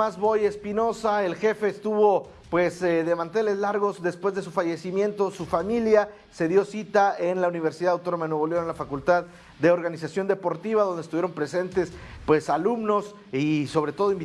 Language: Spanish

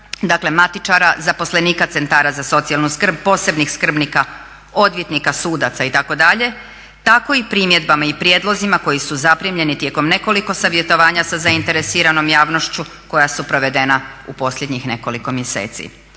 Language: Croatian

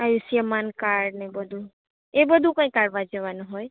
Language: Gujarati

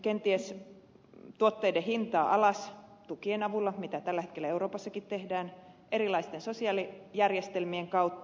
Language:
Finnish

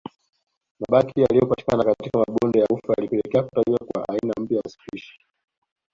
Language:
Swahili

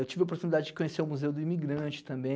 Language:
Portuguese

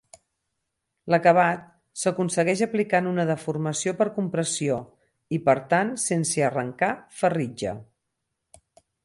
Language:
Catalan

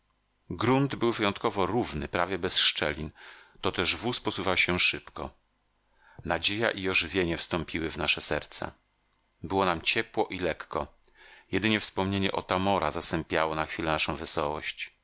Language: Polish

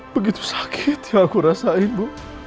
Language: Indonesian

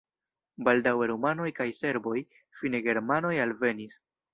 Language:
Esperanto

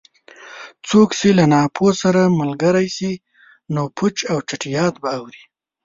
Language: Pashto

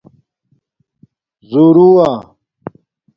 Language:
Domaaki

